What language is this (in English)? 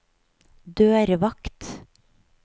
Norwegian